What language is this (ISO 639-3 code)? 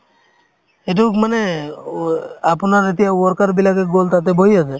asm